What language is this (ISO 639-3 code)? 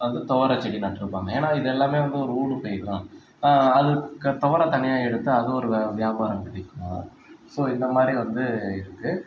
tam